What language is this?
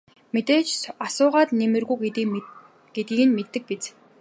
Mongolian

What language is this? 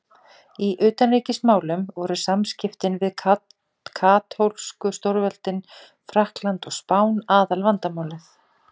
Icelandic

